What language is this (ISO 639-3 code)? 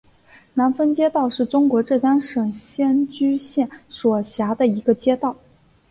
zho